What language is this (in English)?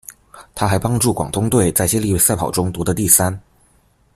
Chinese